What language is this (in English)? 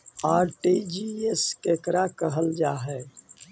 Magahi